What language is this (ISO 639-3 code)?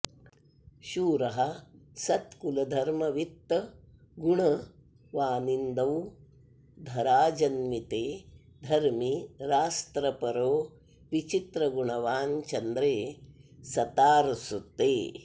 san